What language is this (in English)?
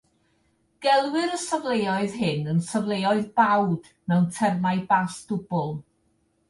Welsh